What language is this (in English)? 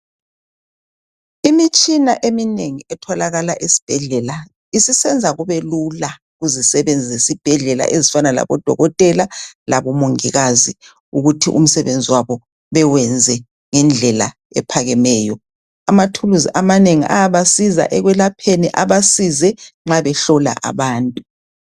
North Ndebele